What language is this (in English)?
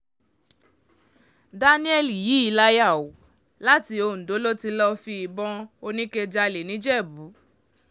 Yoruba